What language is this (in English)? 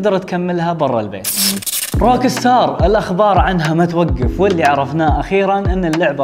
Arabic